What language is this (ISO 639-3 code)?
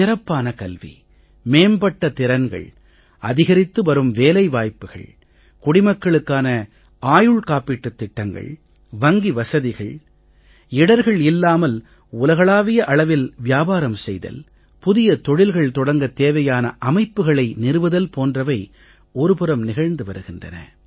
tam